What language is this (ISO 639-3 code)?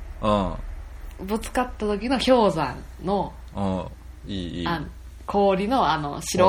jpn